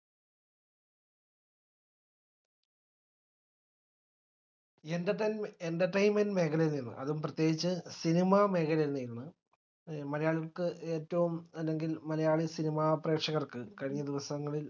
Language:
Malayalam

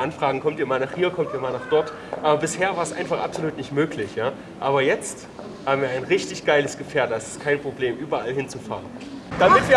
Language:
German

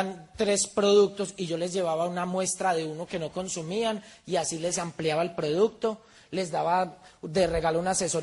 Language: Spanish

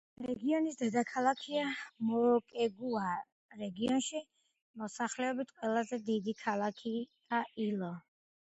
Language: Georgian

